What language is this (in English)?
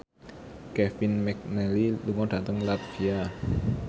Javanese